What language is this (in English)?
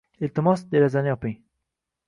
Uzbek